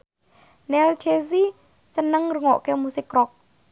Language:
Javanese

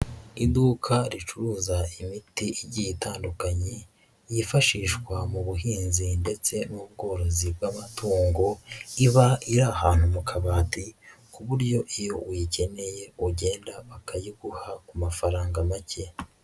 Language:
Kinyarwanda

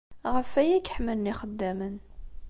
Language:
Kabyle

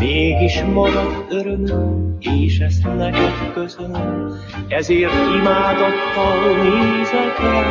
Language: Hungarian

